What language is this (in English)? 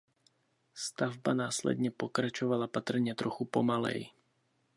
Czech